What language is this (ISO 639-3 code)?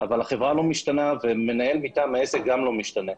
heb